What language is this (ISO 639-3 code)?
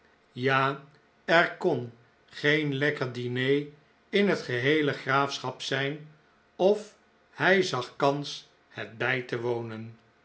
nld